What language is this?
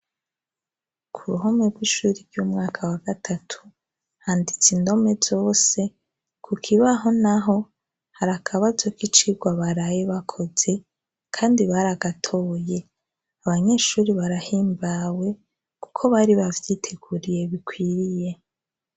Rundi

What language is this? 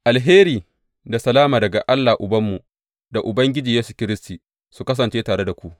Hausa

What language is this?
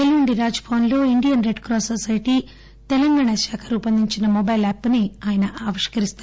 Telugu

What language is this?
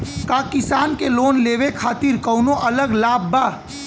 Bhojpuri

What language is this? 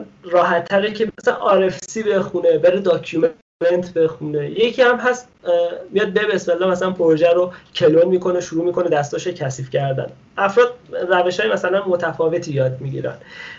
Persian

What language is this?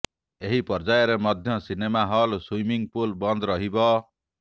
Odia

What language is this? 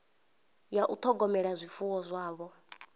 Venda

